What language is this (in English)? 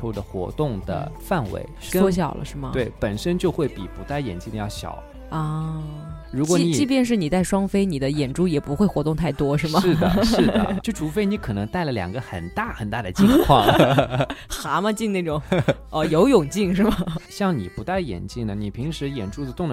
Chinese